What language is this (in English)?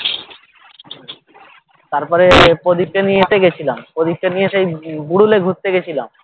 Bangla